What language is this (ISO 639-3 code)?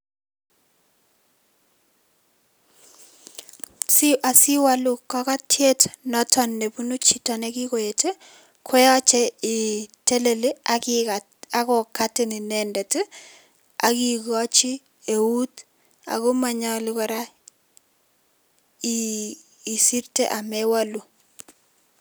kln